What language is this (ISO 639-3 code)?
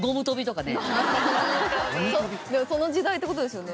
jpn